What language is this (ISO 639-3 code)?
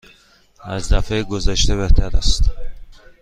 fas